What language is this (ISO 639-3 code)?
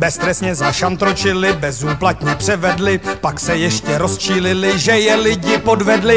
ces